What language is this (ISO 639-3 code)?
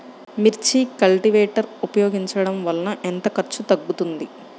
tel